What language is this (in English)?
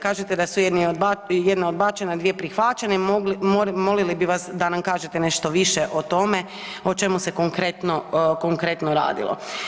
Croatian